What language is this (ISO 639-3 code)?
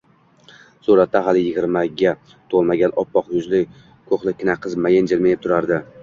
uzb